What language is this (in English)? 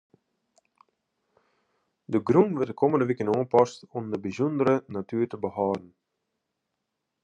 Western Frisian